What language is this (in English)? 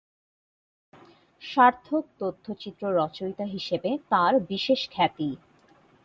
Bangla